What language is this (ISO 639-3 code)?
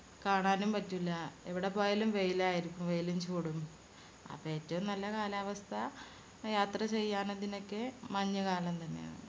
mal